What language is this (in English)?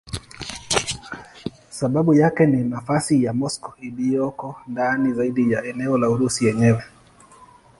Swahili